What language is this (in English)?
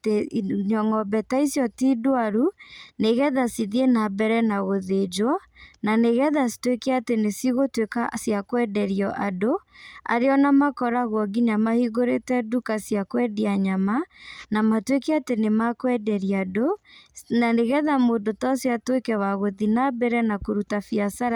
Kikuyu